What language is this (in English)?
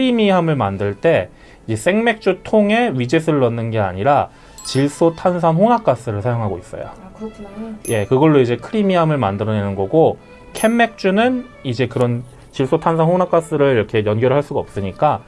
Korean